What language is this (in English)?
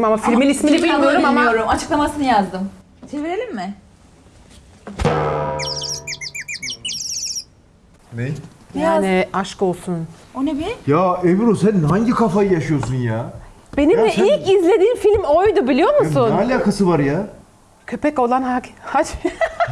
Turkish